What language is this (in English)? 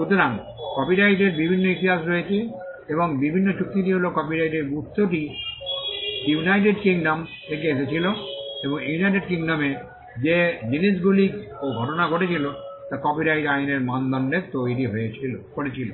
Bangla